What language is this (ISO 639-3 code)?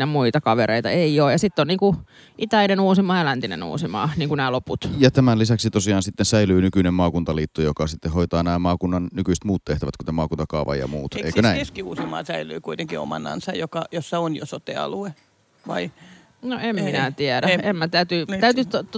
fin